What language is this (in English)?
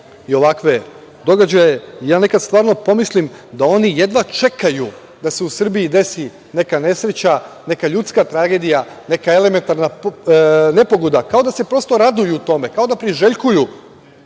Serbian